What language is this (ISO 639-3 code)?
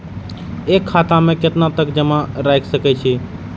mai